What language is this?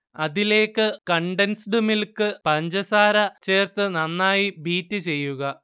Malayalam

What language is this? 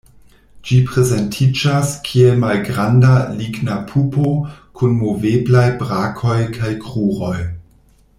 Esperanto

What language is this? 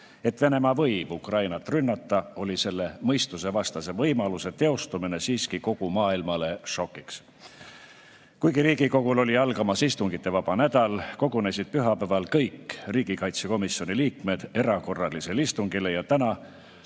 Estonian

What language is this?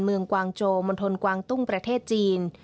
Thai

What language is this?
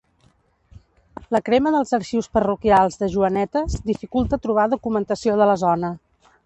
Catalan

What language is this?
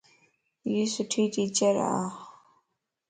Lasi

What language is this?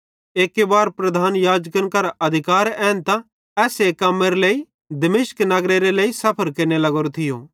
Bhadrawahi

